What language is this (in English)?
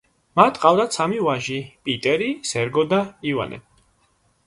Georgian